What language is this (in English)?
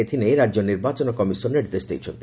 Odia